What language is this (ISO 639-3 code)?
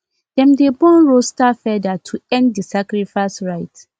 pcm